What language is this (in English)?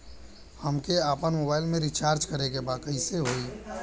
Bhojpuri